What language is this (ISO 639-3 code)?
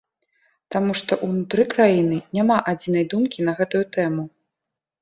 bel